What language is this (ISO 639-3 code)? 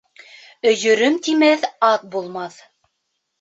bak